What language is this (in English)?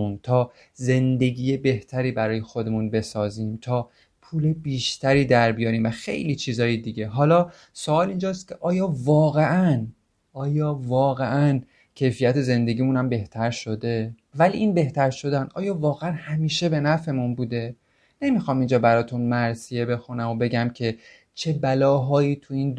Persian